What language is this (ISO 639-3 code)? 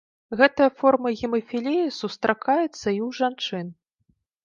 bel